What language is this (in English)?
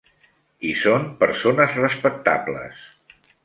Catalan